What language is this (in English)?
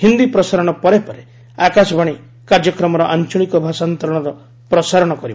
Odia